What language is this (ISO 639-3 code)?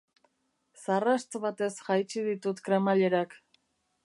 eus